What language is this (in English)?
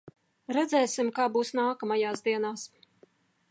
Latvian